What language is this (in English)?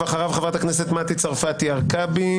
Hebrew